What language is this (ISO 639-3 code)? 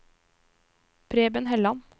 nor